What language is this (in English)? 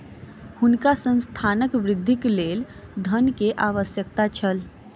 Maithili